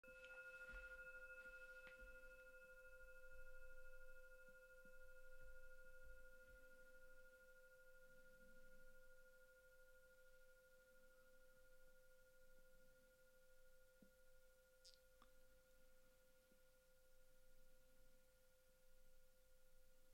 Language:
Dutch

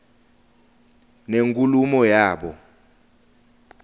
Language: Swati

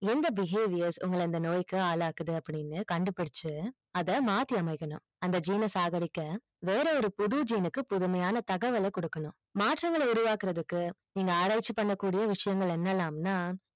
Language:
Tamil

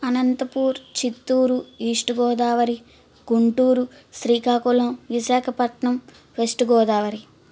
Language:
Telugu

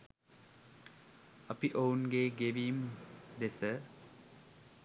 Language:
Sinhala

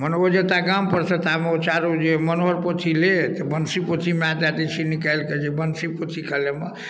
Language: Maithili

